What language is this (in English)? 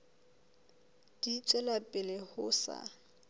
Southern Sotho